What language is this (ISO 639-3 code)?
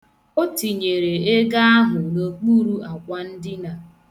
ibo